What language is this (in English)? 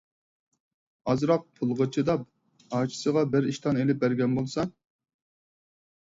Uyghur